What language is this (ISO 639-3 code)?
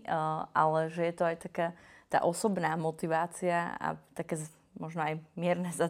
slk